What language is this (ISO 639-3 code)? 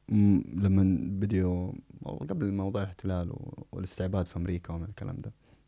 ara